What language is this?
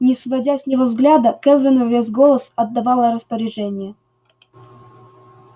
Russian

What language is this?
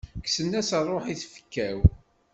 Kabyle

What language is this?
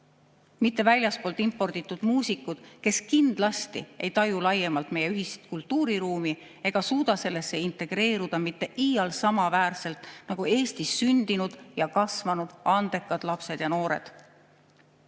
Estonian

